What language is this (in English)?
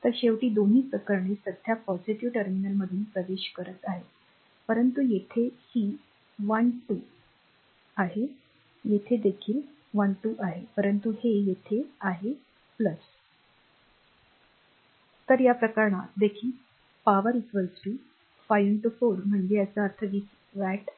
Marathi